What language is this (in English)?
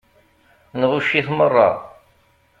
Kabyle